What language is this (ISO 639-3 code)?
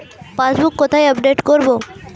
ben